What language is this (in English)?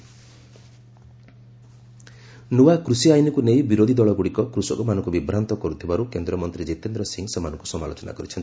Odia